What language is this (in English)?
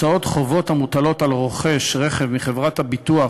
Hebrew